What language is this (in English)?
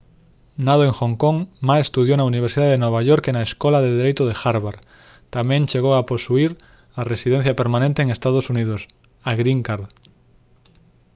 Galician